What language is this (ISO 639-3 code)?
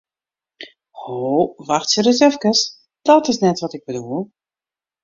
fry